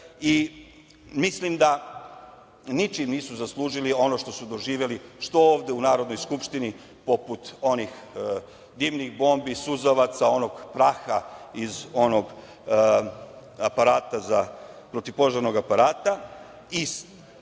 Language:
Serbian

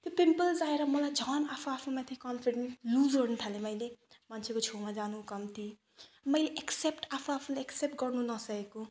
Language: Nepali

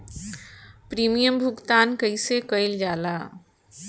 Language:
Bhojpuri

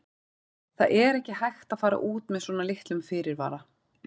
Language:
Icelandic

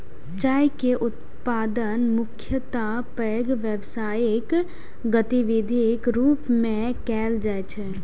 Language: Maithili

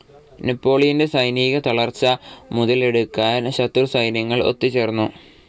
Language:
Malayalam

